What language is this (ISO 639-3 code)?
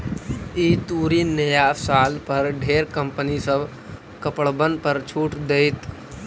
mag